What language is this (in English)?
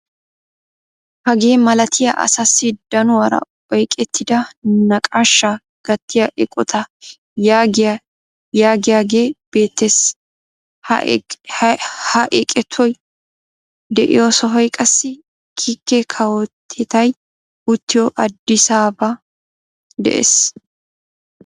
Wolaytta